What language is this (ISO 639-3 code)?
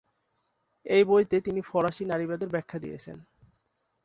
ben